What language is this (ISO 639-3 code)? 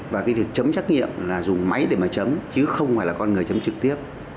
vie